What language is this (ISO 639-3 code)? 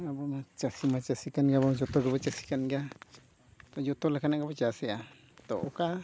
sat